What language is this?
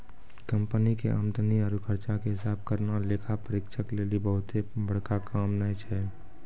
Maithili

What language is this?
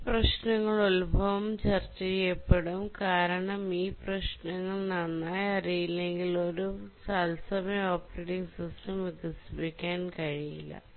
Malayalam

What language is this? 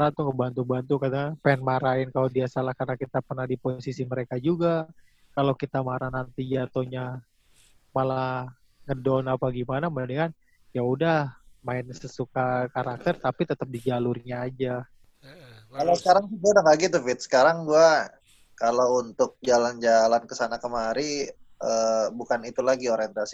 Indonesian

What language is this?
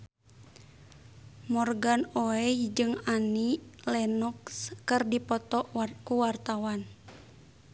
Sundanese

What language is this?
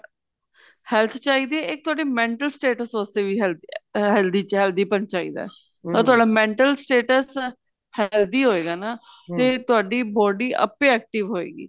Punjabi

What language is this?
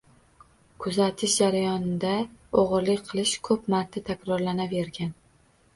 Uzbek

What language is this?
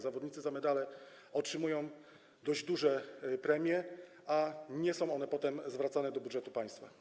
Polish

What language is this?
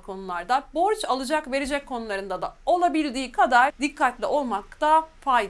Turkish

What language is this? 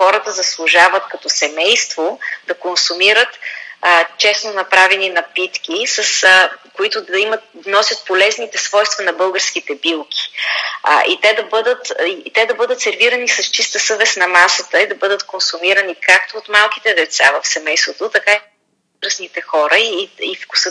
Bulgarian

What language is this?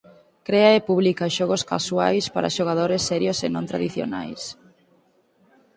Galician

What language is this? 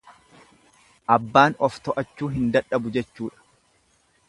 Oromo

